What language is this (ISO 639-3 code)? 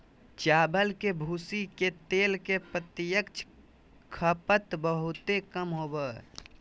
mag